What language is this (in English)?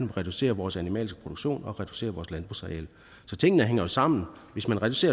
Danish